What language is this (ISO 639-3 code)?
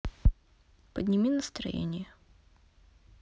rus